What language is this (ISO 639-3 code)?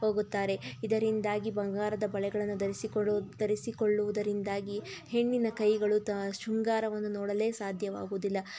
kan